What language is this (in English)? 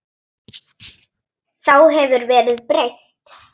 Icelandic